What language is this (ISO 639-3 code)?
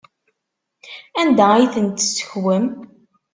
kab